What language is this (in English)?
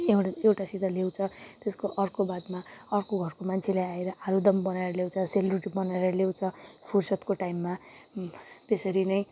Nepali